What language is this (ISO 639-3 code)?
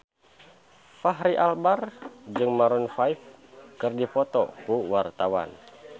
sun